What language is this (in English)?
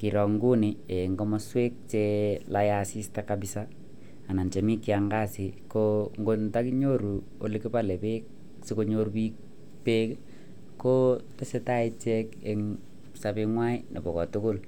Kalenjin